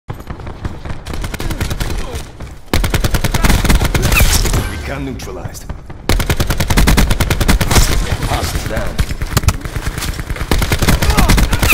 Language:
English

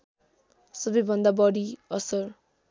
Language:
Nepali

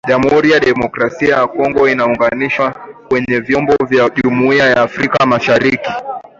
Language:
Swahili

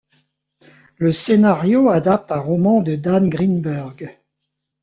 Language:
French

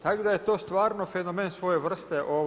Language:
Croatian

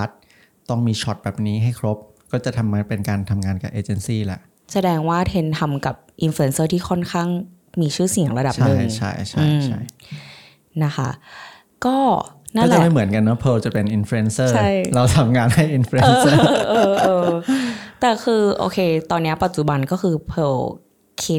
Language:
Thai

